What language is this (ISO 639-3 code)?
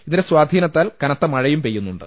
mal